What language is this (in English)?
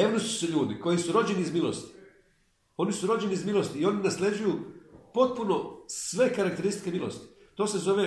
Croatian